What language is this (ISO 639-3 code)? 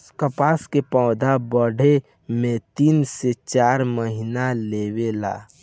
bho